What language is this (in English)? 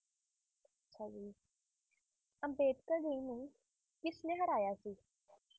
Punjabi